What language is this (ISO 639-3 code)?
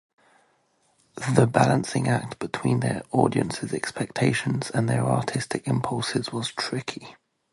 eng